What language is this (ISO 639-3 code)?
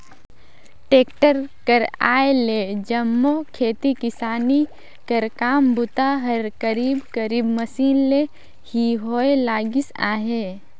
hne